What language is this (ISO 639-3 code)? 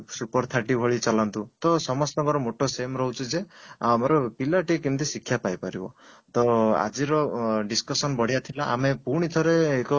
ori